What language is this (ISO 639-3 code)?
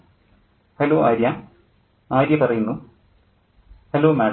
mal